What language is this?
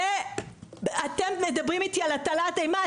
Hebrew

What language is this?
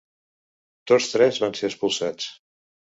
Catalan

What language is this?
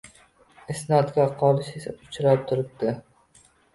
Uzbek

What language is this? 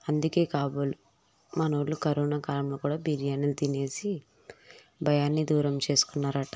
Telugu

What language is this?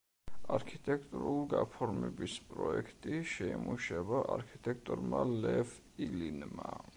Georgian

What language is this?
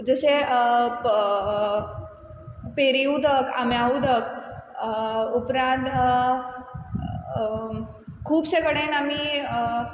Konkani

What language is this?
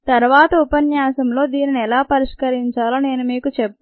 Telugu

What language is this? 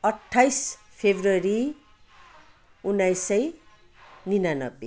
Nepali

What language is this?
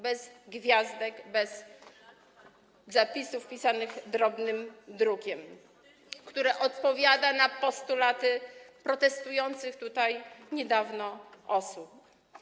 Polish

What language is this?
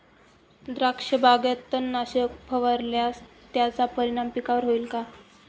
Marathi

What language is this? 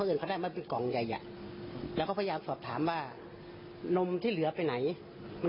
Thai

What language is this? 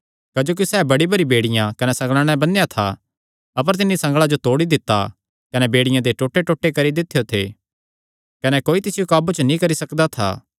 Kangri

